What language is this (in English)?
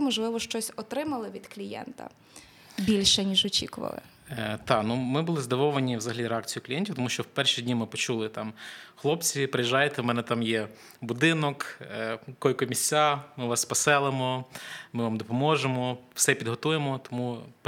Ukrainian